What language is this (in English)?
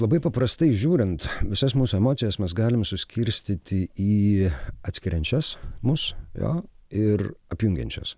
Lithuanian